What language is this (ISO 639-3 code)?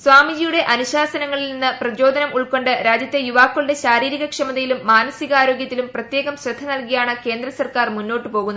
mal